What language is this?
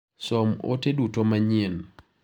Luo (Kenya and Tanzania)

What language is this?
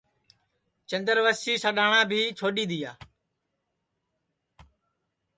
Sansi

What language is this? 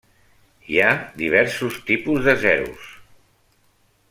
Catalan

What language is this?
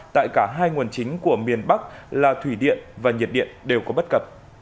Vietnamese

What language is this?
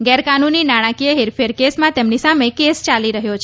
Gujarati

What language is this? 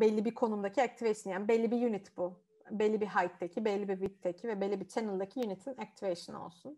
Turkish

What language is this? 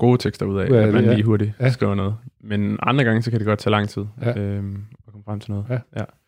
Danish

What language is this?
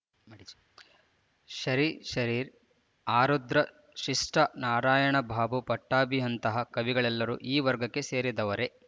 Kannada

